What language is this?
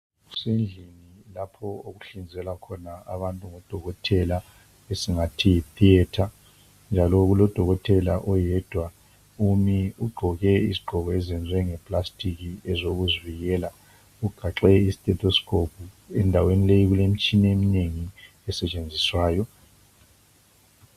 North Ndebele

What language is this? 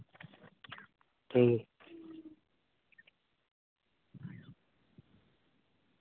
Santali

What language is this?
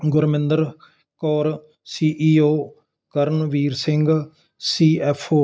Punjabi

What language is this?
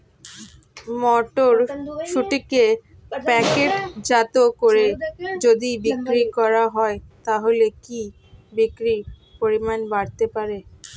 Bangla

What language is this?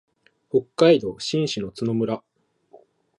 Japanese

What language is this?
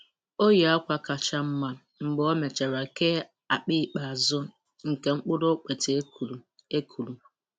Igbo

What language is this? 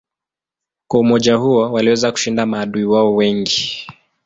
Swahili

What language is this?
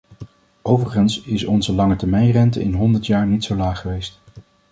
Dutch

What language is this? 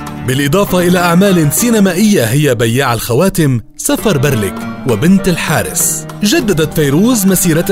Arabic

